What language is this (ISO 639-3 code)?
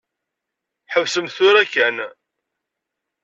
kab